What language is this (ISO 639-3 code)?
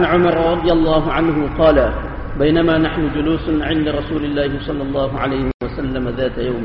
msa